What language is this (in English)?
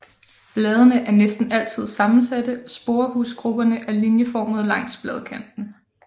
Danish